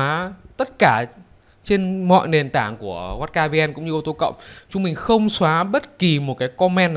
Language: Vietnamese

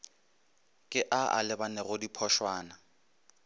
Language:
Northern Sotho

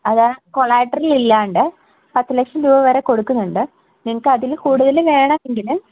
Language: Malayalam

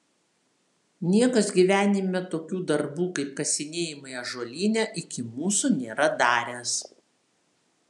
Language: Lithuanian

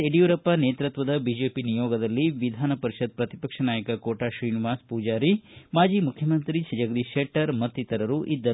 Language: Kannada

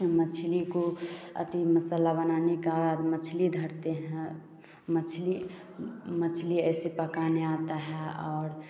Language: Hindi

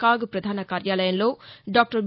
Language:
Telugu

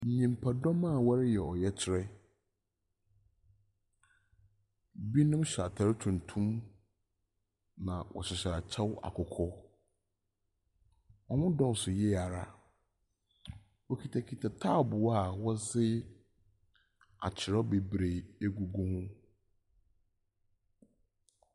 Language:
Akan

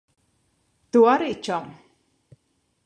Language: Latvian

